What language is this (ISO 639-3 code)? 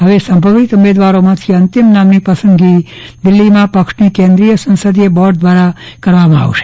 guj